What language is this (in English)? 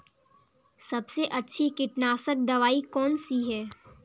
Hindi